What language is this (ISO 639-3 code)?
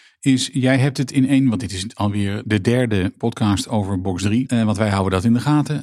nld